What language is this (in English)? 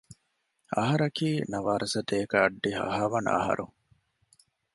Divehi